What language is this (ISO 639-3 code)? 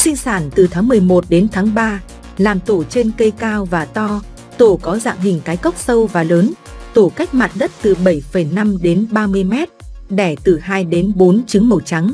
vie